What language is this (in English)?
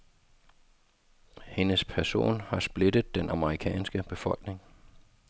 Danish